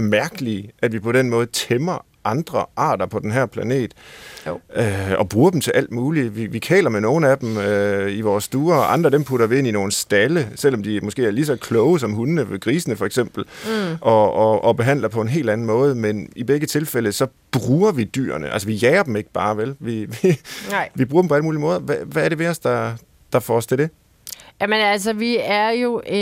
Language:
Danish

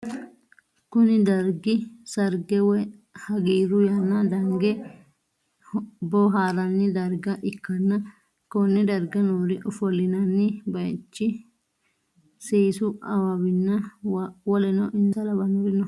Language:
Sidamo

